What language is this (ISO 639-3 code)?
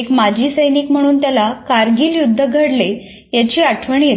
mar